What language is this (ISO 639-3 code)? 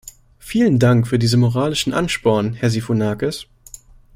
deu